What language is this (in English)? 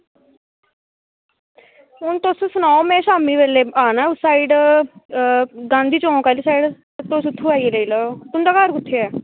Dogri